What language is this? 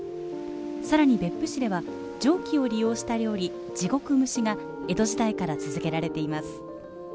Japanese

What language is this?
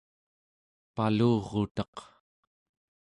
Central Yupik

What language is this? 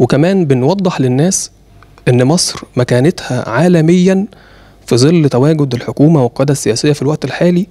Arabic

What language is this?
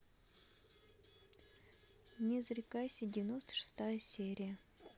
Russian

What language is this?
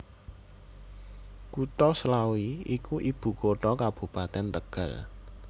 Javanese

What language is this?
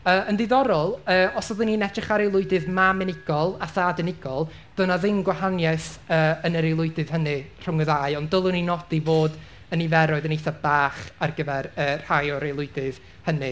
Welsh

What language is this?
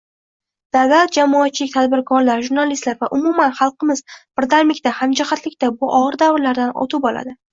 Uzbek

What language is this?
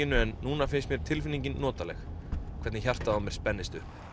Icelandic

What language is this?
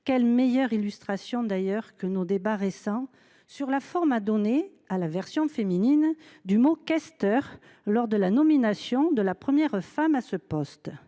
French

